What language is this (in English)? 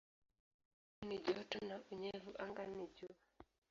Swahili